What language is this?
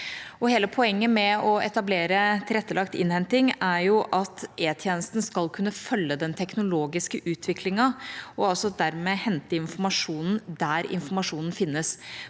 Norwegian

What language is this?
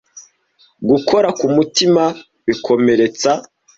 Kinyarwanda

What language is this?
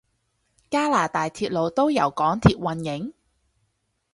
Cantonese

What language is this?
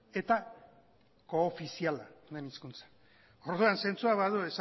Basque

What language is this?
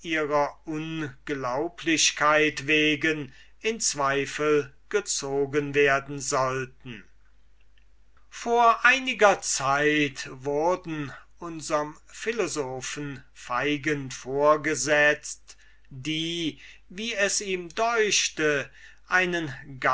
German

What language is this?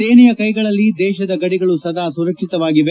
Kannada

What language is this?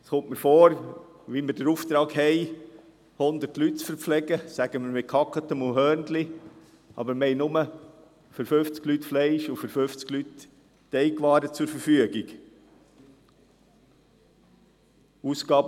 Swiss German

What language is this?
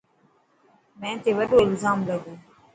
Dhatki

